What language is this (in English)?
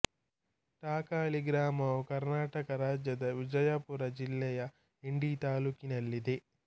Kannada